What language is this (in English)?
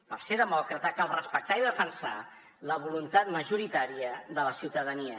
Catalan